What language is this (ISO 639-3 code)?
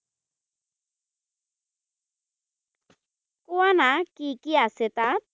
asm